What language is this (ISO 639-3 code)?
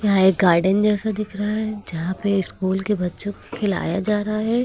hin